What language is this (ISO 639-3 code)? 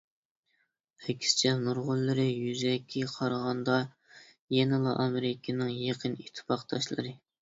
uig